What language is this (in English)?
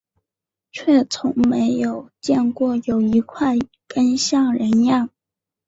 Chinese